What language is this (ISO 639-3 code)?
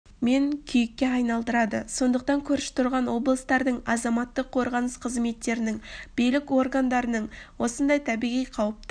kaz